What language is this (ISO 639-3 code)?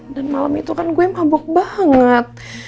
ind